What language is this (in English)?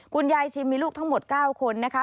Thai